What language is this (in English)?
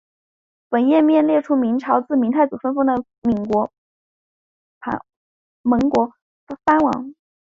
Chinese